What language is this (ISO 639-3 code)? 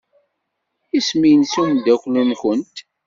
kab